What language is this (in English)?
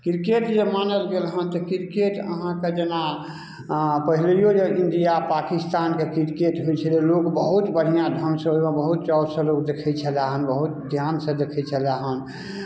Maithili